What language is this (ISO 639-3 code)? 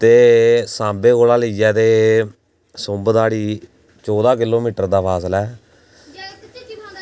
doi